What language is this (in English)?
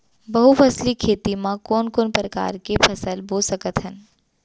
Chhattisgarhi